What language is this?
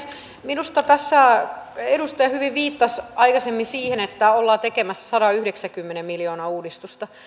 Finnish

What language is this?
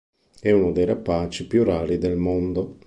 Italian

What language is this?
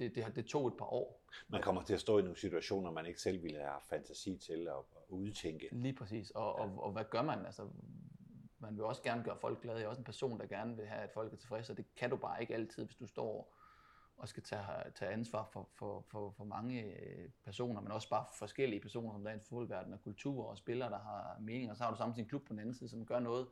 Danish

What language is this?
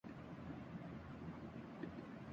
Urdu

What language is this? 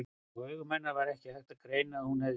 Icelandic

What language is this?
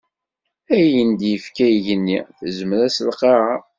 Kabyle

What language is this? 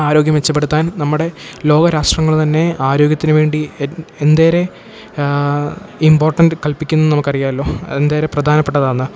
Malayalam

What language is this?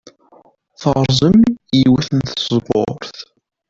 Kabyle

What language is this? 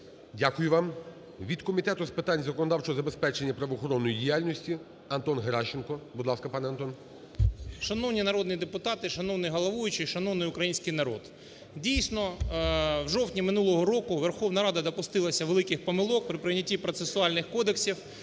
Ukrainian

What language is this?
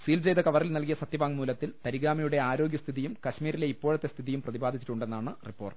Malayalam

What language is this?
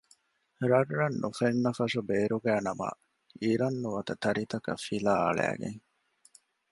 Divehi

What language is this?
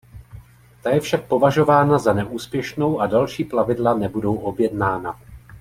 Czech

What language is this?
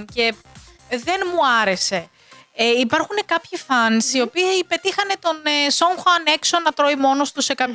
Greek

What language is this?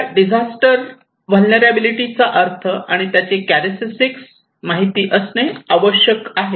Marathi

